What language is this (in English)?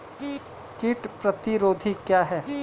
Hindi